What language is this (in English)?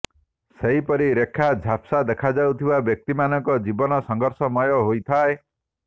Odia